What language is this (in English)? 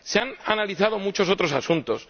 Spanish